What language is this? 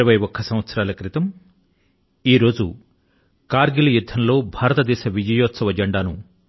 Telugu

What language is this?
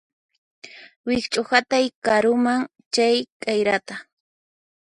Puno Quechua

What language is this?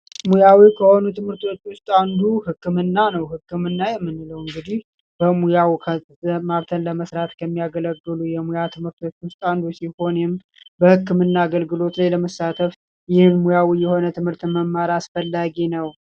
Amharic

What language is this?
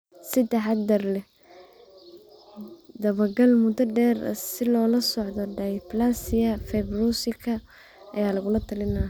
Somali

